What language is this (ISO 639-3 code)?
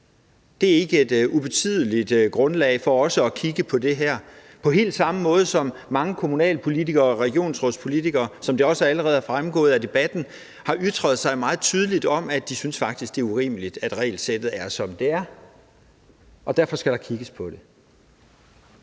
dan